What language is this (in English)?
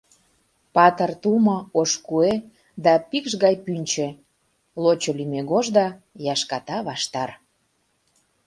Mari